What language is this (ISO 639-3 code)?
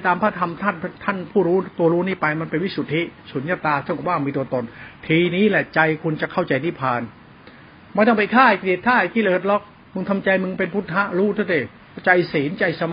tha